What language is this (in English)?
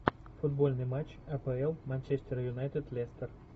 Russian